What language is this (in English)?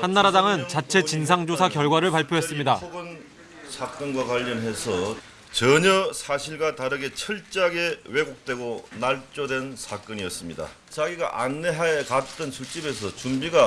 Korean